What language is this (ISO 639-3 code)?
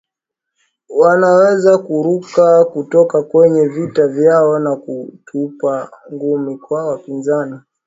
swa